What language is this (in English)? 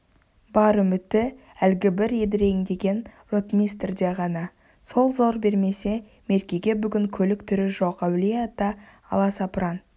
Kazakh